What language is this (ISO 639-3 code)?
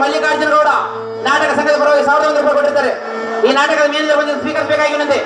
kan